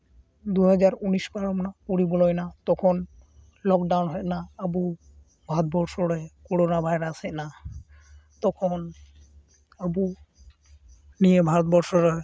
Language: Santali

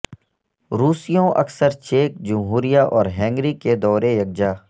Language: Urdu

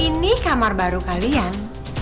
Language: Indonesian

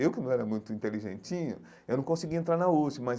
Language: Portuguese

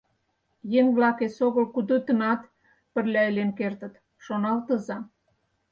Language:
Mari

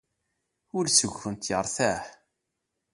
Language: Kabyle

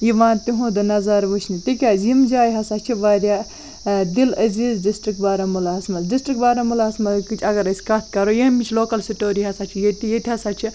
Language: Kashmiri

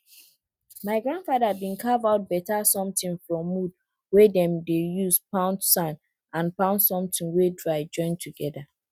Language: Nigerian Pidgin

